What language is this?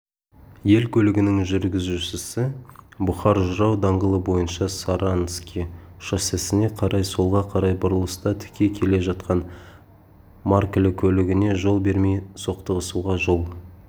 Kazakh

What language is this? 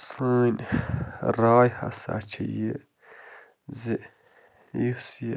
Kashmiri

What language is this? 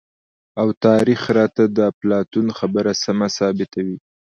Pashto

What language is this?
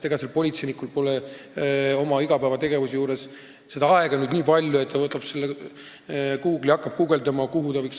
Estonian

